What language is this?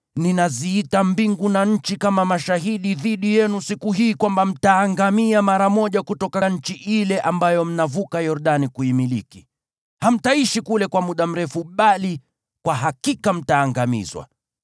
Swahili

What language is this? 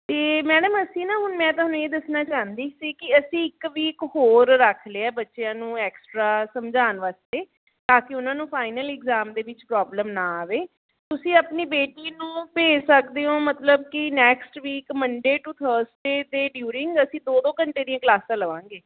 Punjabi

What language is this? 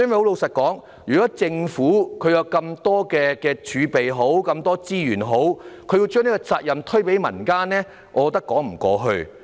Cantonese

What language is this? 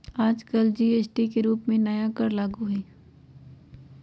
Magahi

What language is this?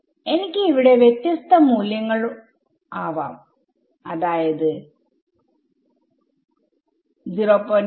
Malayalam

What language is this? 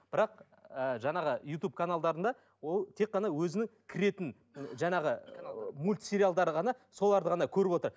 Kazakh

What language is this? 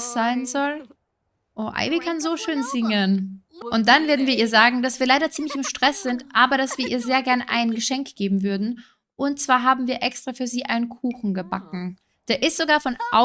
German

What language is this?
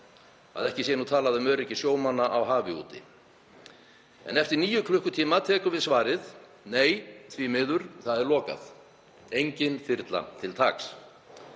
Icelandic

